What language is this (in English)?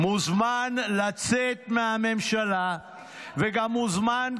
Hebrew